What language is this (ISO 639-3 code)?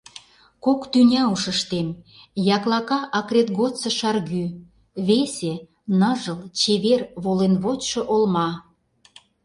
chm